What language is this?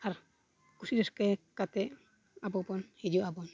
Santali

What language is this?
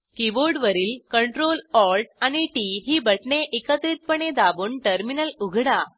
Marathi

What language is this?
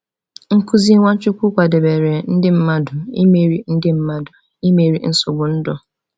Igbo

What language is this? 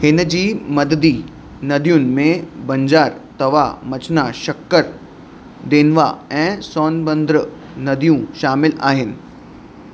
Sindhi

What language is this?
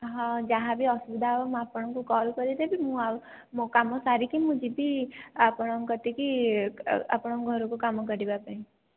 Odia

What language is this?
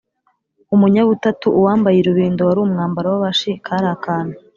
Kinyarwanda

